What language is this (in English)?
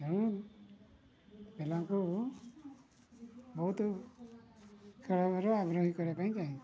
Odia